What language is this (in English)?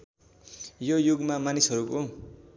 Nepali